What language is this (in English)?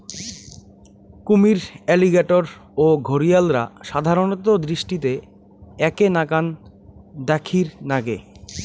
Bangla